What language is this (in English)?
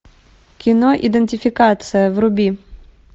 Russian